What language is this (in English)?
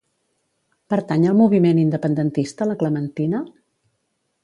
Catalan